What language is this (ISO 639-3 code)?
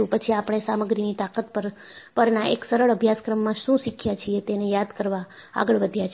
guj